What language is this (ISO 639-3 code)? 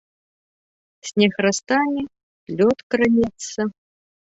bel